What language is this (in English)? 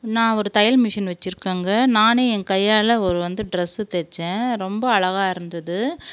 Tamil